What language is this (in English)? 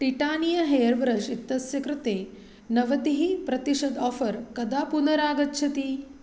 Sanskrit